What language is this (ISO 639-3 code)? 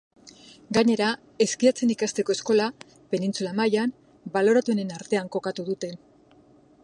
eus